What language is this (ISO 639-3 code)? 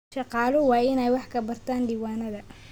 som